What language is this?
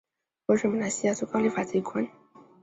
Chinese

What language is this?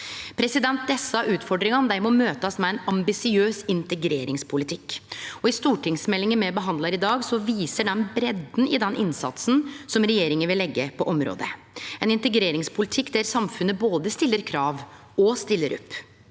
Norwegian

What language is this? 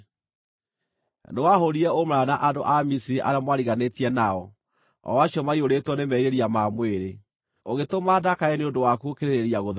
Kikuyu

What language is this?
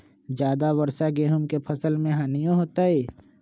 Magahi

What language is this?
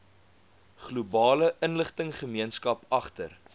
Afrikaans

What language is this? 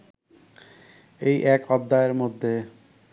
Bangla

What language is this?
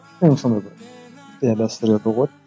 Kazakh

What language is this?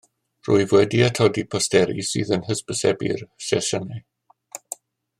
Welsh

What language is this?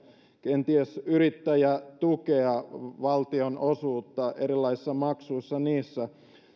Finnish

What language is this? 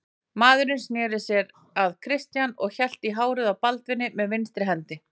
Icelandic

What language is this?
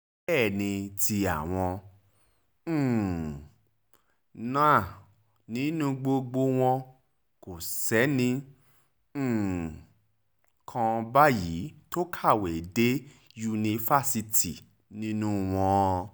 Yoruba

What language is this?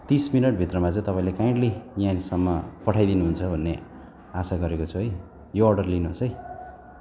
Nepali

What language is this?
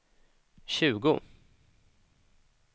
Swedish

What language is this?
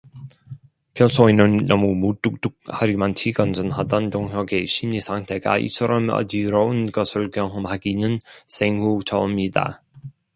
Korean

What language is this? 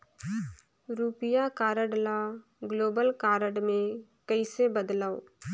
Chhattisgarhi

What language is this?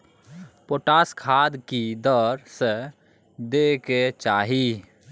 Maithili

